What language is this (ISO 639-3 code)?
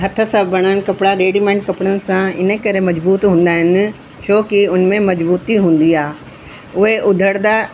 snd